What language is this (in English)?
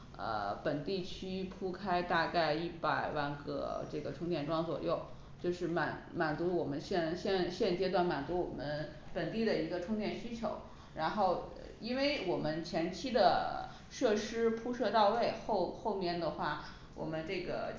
Chinese